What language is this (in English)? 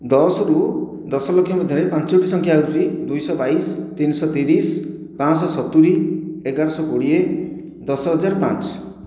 Odia